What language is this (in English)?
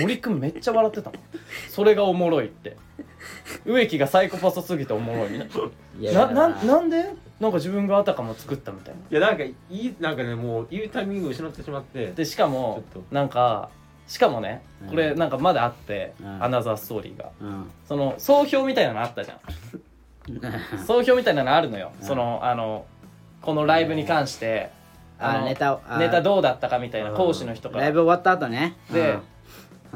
Japanese